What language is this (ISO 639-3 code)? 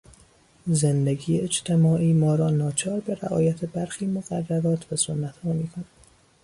fas